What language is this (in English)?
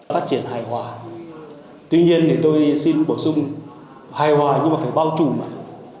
Vietnamese